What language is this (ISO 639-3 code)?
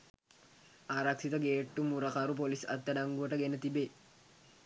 sin